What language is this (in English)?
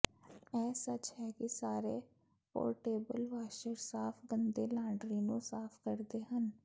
Punjabi